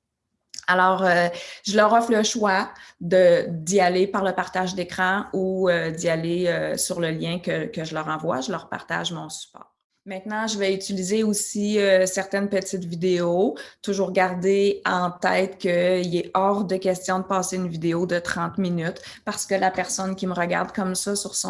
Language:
French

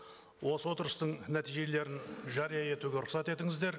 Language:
Kazakh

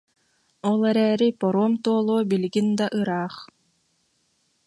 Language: Yakut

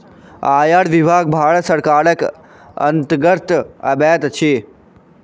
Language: Maithili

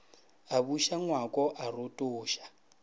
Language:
Northern Sotho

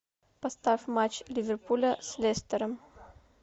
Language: Russian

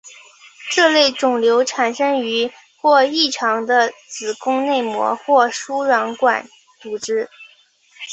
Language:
Chinese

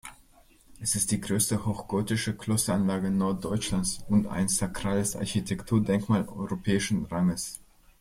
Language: German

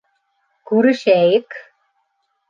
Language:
Bashkir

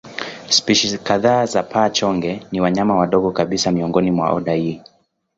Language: Swahili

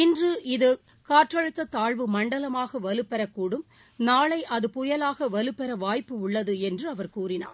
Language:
Tamil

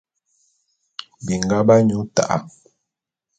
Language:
Bulu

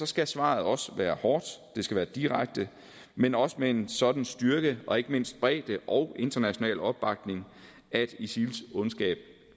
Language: Danish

